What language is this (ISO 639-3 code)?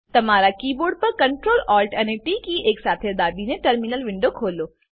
guj